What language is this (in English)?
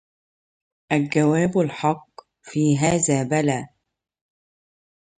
Arabic